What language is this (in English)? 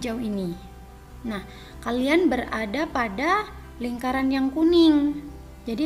Indonesian